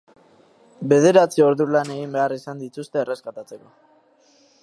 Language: Basque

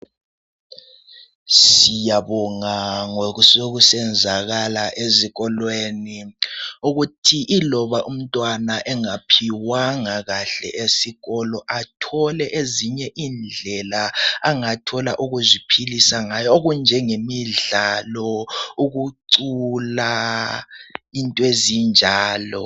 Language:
North Ndebele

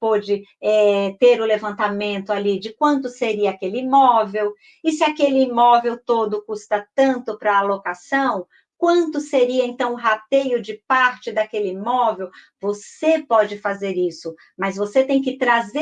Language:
Portuguese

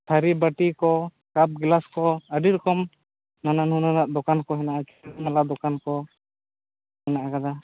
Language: Santali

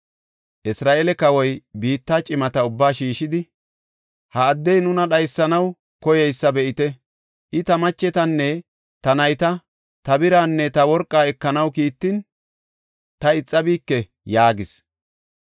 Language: Gofa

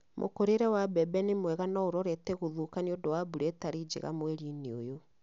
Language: Kikuyu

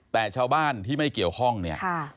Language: Thai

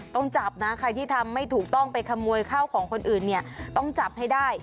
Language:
Thai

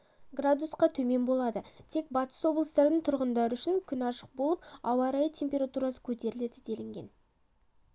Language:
Kazakh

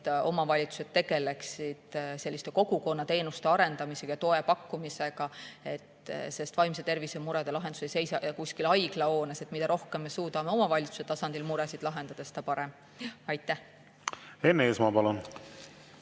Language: Estonian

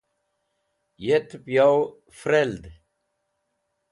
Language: Wakhi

